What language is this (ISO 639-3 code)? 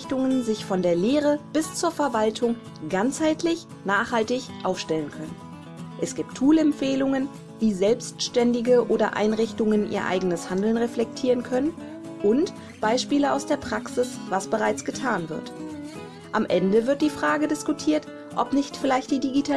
deu